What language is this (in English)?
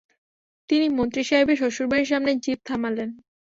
Bangla